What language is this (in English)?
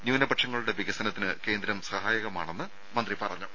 Malayalam